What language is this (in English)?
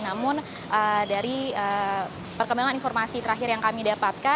Indonesian